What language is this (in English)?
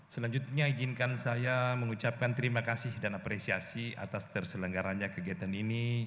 Indonesian